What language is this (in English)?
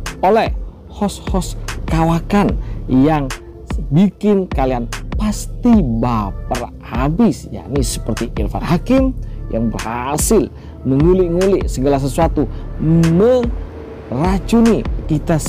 Indonesian